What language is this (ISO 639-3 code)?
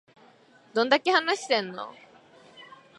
jpn